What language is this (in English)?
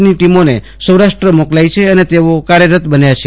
Gujarati